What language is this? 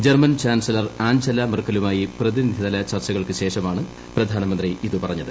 Malayalam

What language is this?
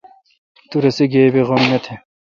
Kalkoti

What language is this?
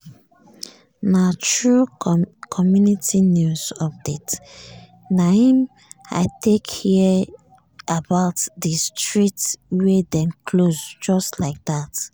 Nigerian Pidgin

